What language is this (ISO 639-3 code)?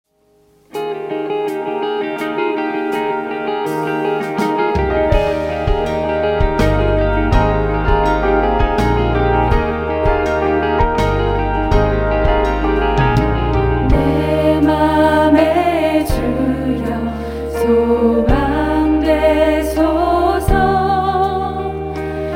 kor